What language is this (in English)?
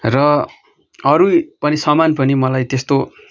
Nepali